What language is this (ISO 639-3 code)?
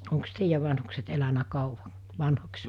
fin